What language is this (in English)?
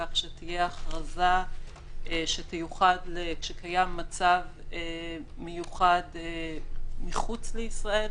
Hebrew